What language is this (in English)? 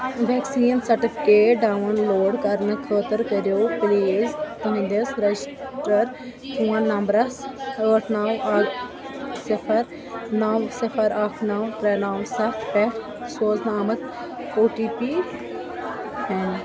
Kashmiri